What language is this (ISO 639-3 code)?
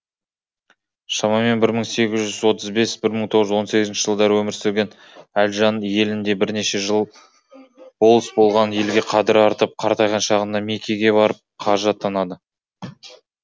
kaz